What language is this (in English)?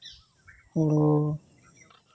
Santali